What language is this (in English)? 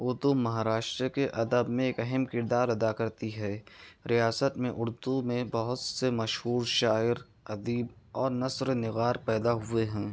Urdu